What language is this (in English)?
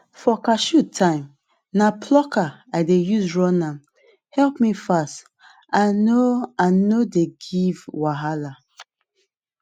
Nigerian Pidgin